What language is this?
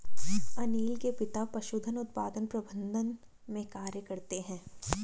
Hindi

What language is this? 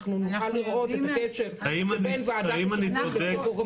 Hebrew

